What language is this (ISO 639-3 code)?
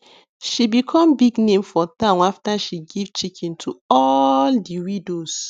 pcm